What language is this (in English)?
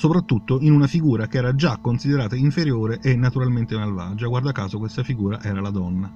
Italian